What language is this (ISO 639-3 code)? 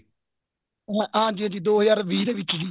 pan